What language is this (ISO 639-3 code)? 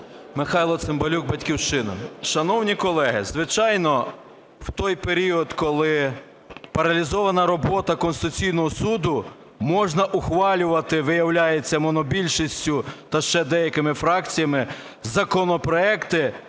ukr